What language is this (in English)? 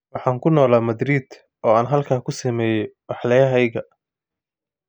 Somali